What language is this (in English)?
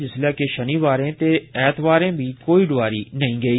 Dogri